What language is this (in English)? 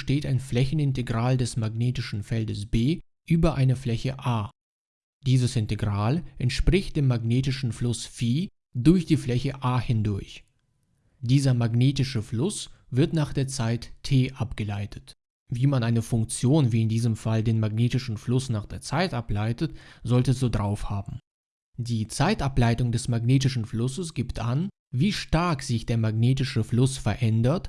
German